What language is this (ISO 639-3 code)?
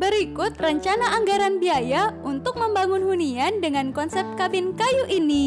ind